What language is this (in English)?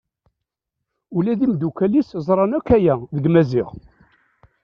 Kabyle